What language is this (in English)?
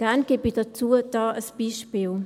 Swiss German